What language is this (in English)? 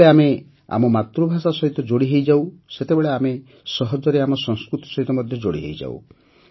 Odia